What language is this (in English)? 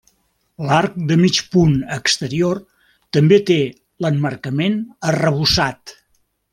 Catalan